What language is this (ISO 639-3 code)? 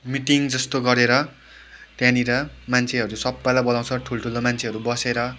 nep